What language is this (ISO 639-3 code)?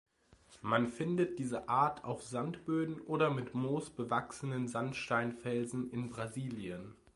deu